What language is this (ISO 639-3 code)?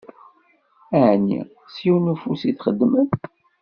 kab